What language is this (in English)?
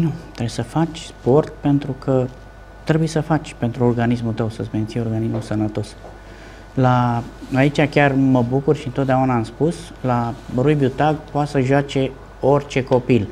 Romanian